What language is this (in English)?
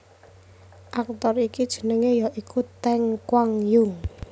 Javanese